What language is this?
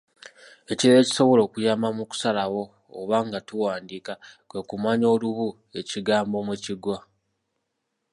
Ganda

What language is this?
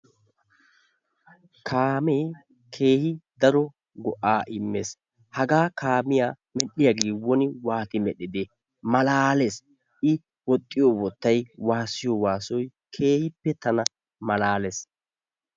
Wolaytta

